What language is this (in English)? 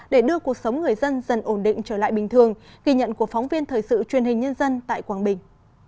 Vietnamese